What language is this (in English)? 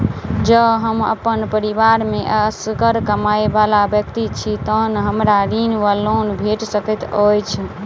Maithili